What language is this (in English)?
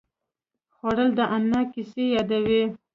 Pashto